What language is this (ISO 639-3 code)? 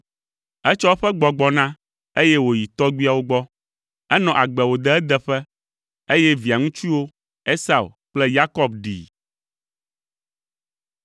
ewe